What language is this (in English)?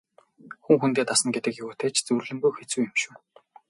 Mongolian